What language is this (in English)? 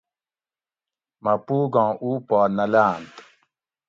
Gawri